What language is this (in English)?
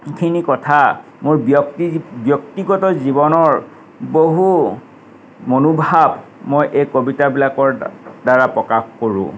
Assamese